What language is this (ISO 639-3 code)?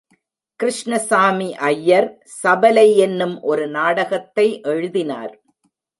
tam